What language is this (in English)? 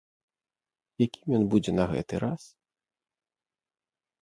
Belarusian